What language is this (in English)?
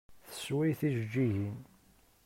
Kabyle